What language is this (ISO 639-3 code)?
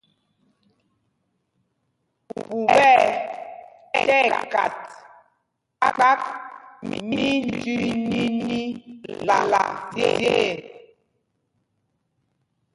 mgg